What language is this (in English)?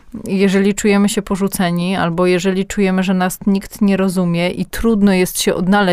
Polish